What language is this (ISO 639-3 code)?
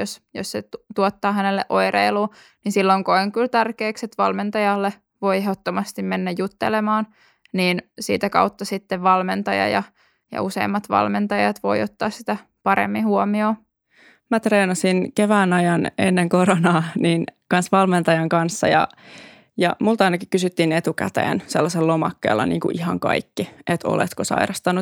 fin